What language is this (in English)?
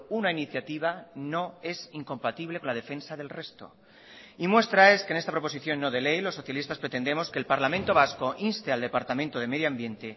Spanish